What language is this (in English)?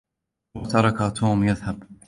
Arabic